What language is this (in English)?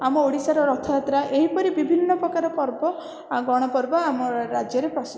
Odia